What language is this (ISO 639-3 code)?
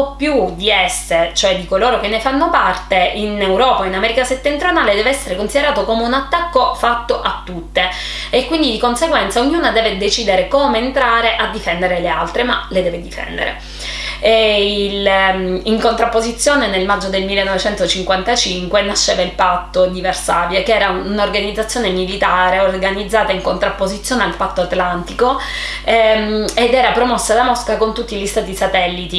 ita